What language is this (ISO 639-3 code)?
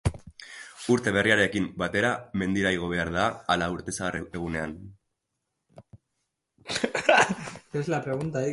eus